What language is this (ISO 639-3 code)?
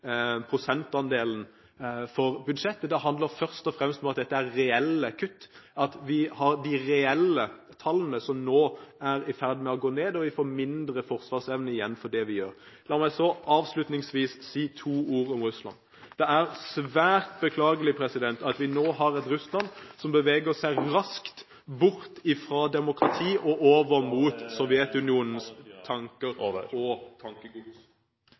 nob